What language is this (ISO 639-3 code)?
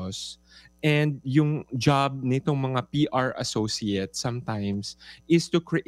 fil